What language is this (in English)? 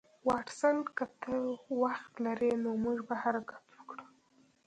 Pashto